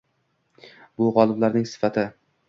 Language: Uzbek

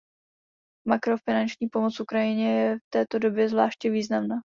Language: Czech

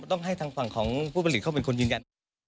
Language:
Thai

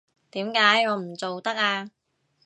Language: Cantonese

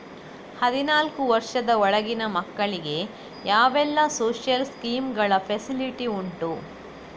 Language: Kannada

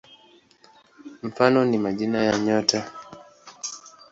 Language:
Swahili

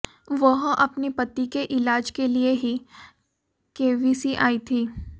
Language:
Hindi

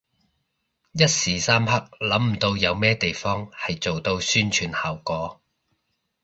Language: Cantonese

